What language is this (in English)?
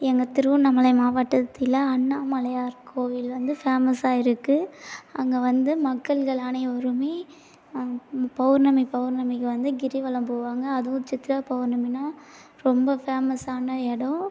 Tamil